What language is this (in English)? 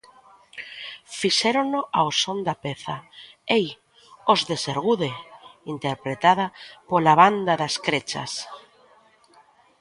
Galician